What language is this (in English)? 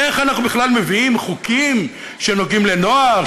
Hebrew